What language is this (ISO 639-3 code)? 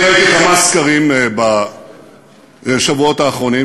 heb